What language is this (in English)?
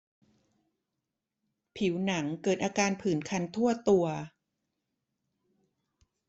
Thai